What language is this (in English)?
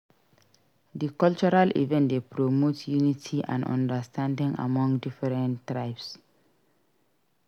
Nigerian Pidgin